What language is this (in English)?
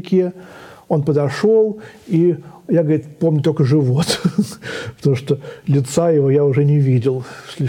Russian